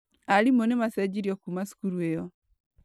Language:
Kikuyu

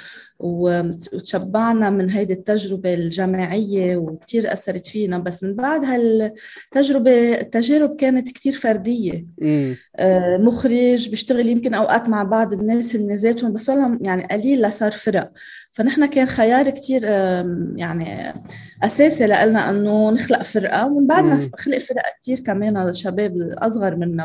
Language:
Arabic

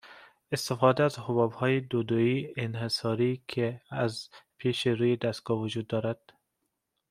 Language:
Persian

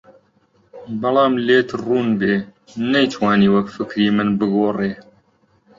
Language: Central Kurdish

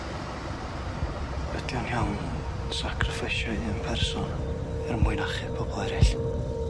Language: Welsh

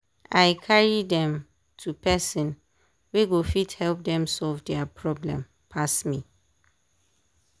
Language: Nigerian Pidgin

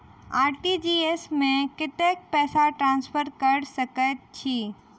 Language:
Maithili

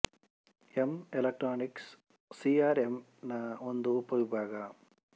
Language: Kannada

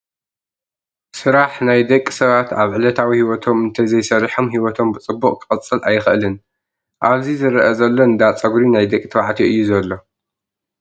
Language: Tigrinya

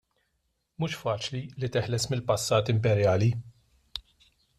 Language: Maltese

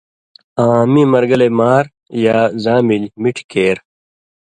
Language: Indus Kohistani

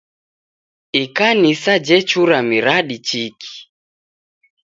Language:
Taita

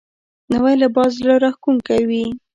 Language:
Pashto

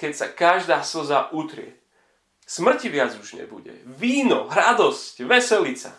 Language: Slovak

